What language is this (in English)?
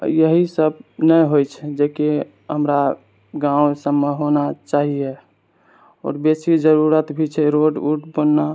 Maithili